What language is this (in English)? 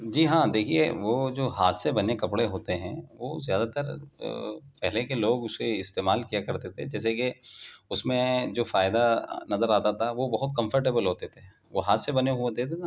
Urdu